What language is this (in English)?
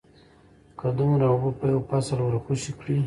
Pashto